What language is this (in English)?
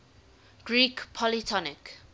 English